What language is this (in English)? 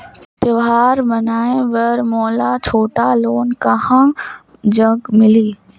Chhattisgarhi